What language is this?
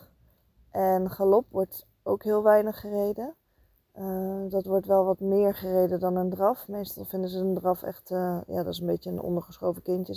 Dutch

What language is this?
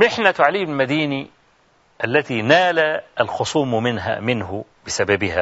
Arabic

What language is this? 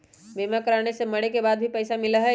Magahi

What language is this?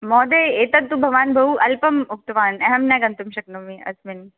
Sanskrit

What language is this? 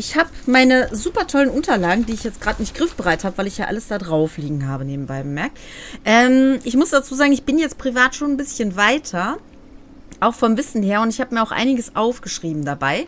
German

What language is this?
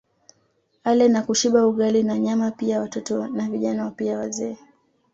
Swahili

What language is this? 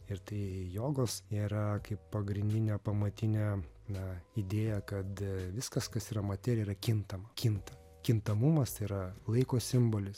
Lithuanian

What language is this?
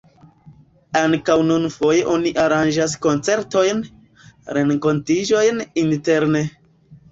Esperanto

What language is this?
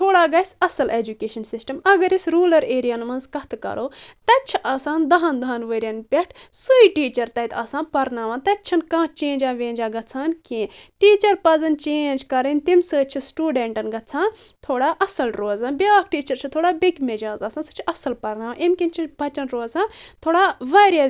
Kashmiri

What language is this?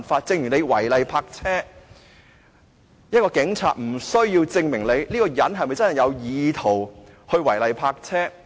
Cantonese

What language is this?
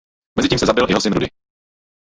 Czech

